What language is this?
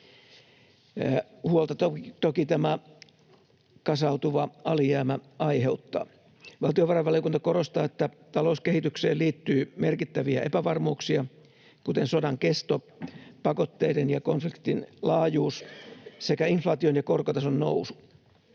Finnish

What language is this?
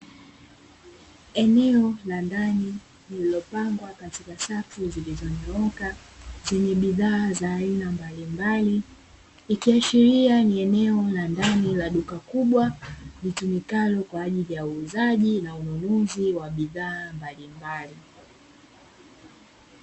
Swahili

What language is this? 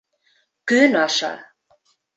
Bashkir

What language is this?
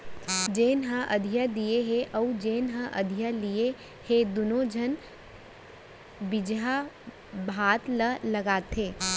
Chhattisgarhi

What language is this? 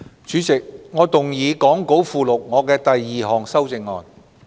Cantonese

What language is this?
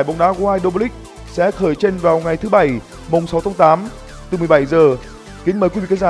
Vietnamese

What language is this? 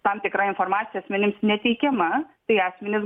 Lithuanian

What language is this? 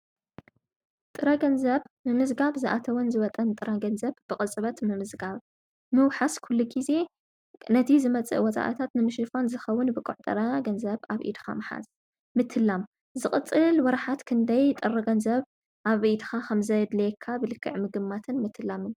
Tigrinya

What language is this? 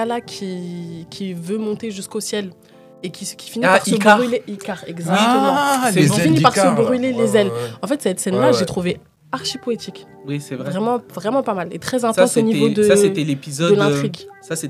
French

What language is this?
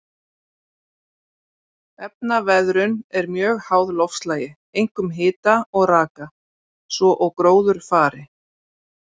Icelandic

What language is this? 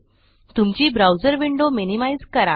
Marathi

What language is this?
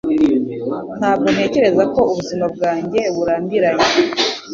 Kinyarwanda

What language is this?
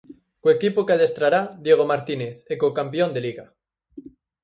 Galician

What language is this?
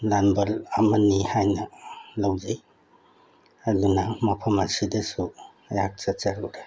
Manipuri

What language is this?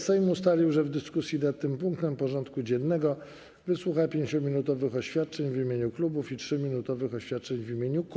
Polish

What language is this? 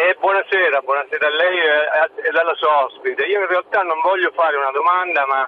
Italian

